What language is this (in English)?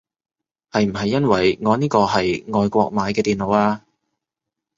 Cantonese